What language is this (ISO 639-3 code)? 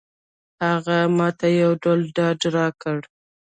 pus